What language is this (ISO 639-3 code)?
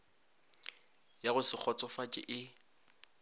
nso